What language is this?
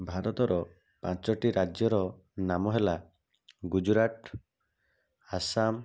Odia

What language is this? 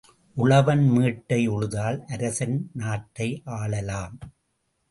Tamil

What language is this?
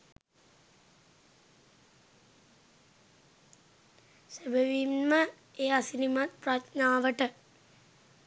Sinhala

